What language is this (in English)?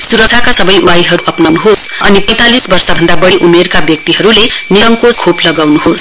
Nepali